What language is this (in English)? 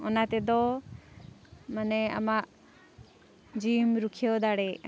Santali